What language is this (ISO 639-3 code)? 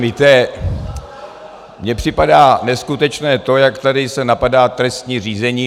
ces